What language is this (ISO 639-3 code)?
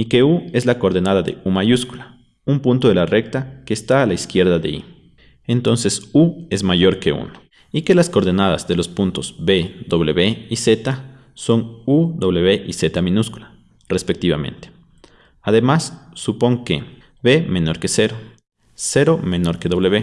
spa